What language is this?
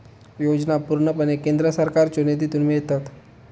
Marathi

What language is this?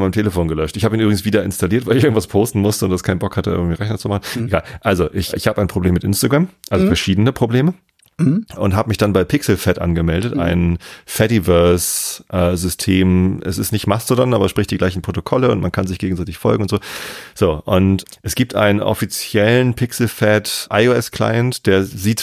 German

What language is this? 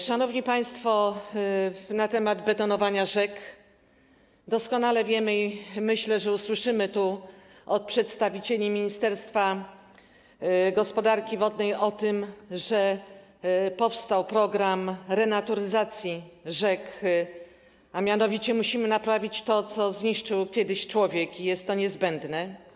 Polish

